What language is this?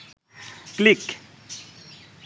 Bangla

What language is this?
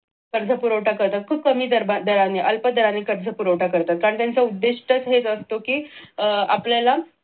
Marathi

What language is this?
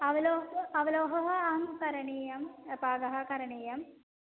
Sanskrit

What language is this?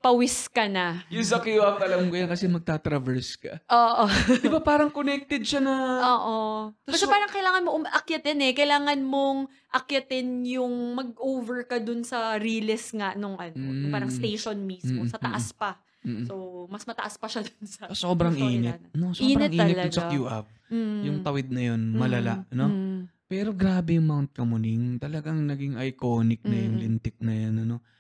Filipino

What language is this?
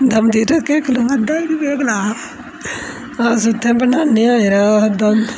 Dogri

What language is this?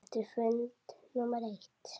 Icelandic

